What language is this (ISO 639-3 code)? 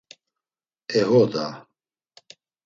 lzz